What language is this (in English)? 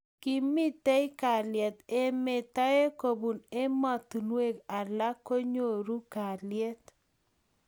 Kalenjin